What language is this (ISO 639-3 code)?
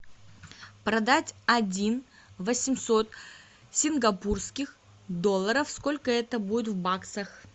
rus